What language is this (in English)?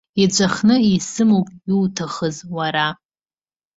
Abkhazian